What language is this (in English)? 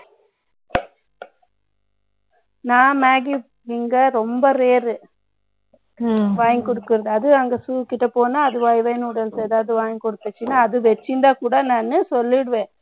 Tamil